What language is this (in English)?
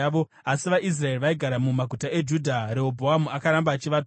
Shona